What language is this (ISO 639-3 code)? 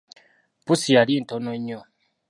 lug